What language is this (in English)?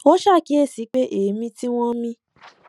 Yoruba